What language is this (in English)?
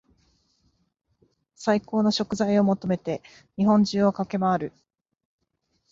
Japanese